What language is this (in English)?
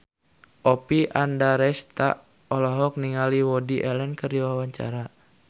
Sundanese